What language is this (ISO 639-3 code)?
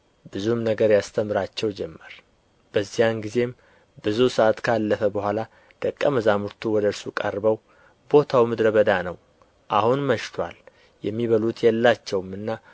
amh